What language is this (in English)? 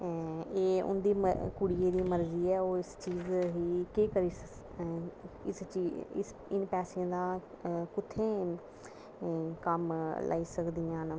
Dogri